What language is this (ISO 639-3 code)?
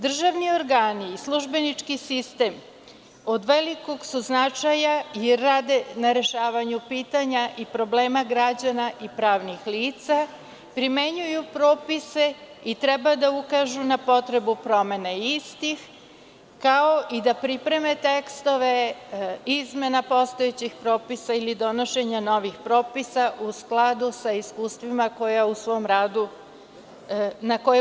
srp